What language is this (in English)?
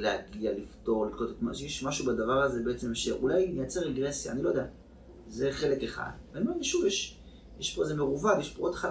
Hebrew